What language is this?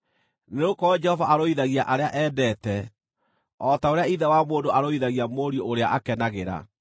Kikuyu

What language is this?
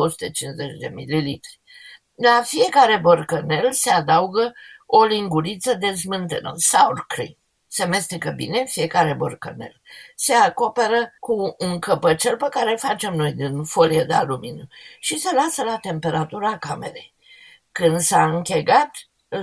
Romanian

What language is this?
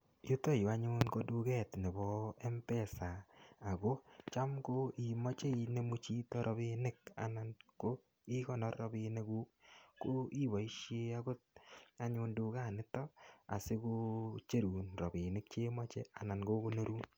Kalenjin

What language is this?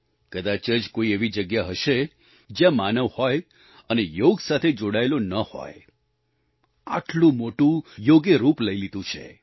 Gujarati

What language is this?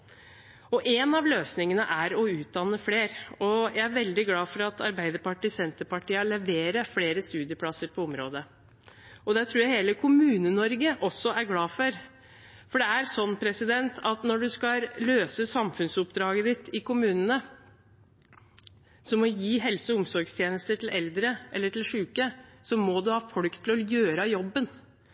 Norwegian Bokmål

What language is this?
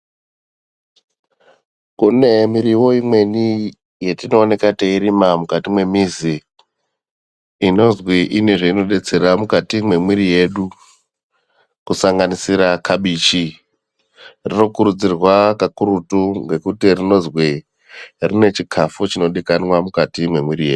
Ndau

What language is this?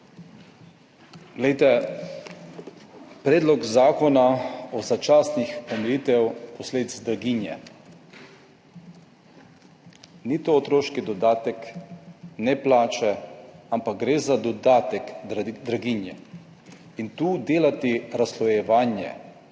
Slovenian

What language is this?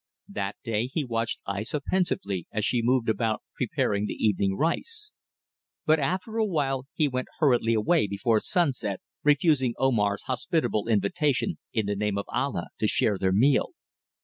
English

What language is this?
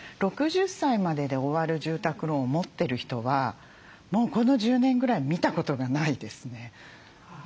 Japanese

